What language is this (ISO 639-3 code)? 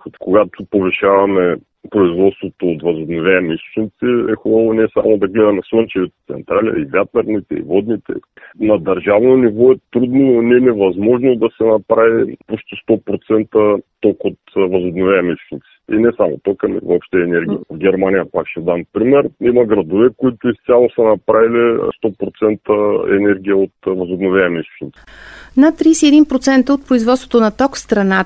bul